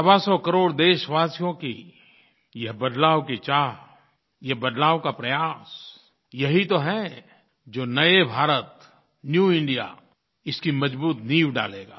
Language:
Hindi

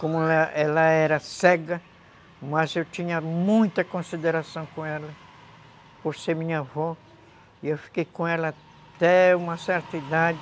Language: Portuguese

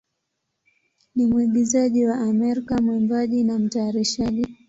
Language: Swahili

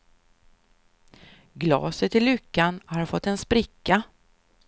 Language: Swedish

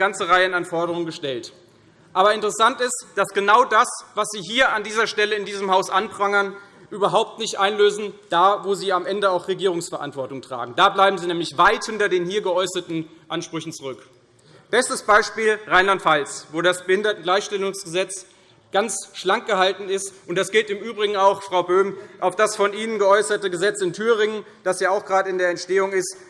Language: German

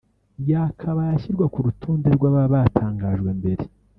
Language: Kinyarwanda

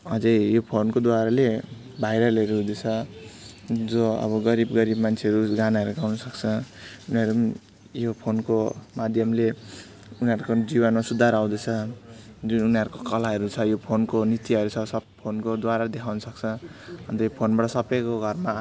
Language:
Nepali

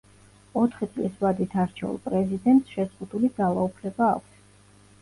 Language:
Georgian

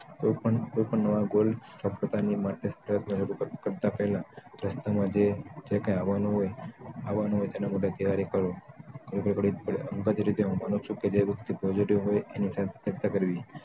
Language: Gujarati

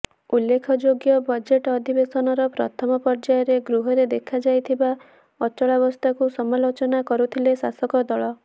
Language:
Odia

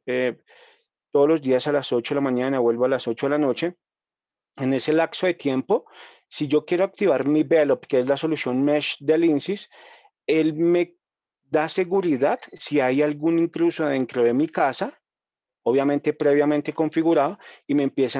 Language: Spanish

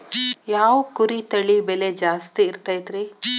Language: Kannada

